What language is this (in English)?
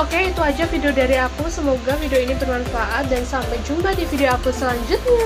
Indonesian